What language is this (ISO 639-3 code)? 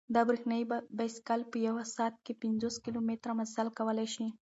pus